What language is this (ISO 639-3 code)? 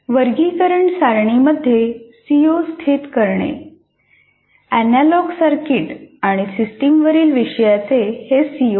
mar